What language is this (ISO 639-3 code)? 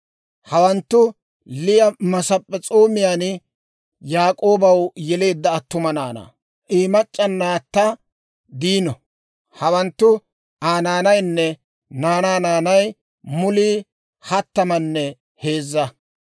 dwr